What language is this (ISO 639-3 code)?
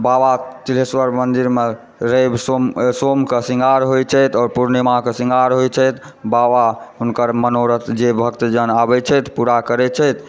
mai